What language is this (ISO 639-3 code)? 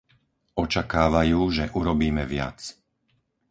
slk